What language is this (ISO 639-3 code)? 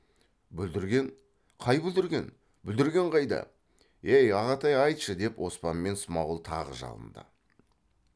kaz